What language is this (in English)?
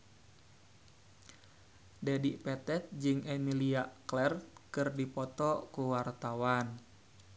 Sundanese